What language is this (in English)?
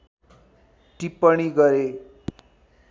Nepali